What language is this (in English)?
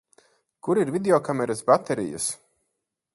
Latvian